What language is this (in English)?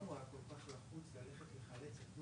Hebrew